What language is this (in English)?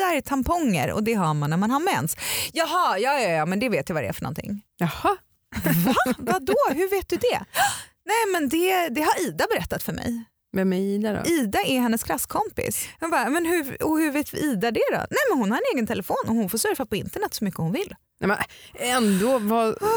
Swedish